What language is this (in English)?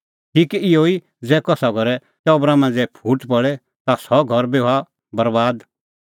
Kullu Pahari